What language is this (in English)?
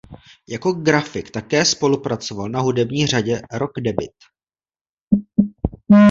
Czech